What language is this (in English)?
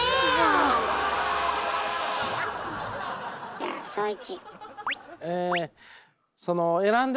Japanese